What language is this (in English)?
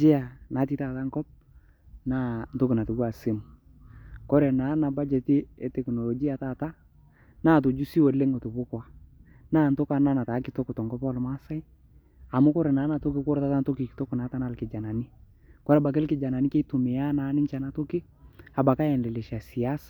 Masai